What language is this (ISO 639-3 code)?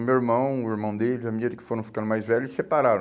por